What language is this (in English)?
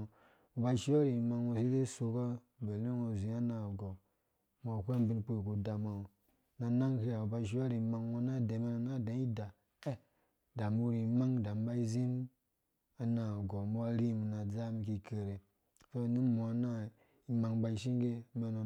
Dũya